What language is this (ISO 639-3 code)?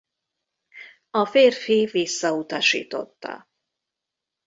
hun